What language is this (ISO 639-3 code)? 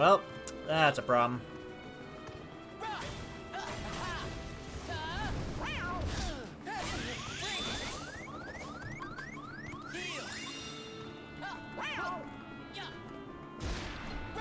eng